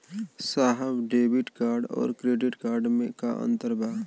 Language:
Bhojpuri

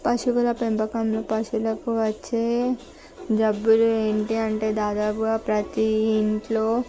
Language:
Telugu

